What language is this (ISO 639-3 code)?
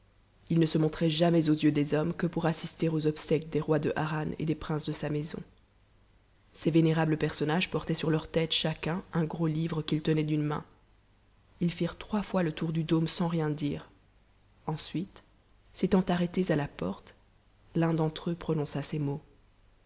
fra